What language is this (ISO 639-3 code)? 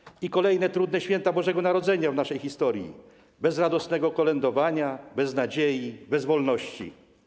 pol